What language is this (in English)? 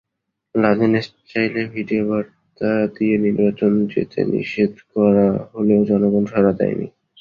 Bangla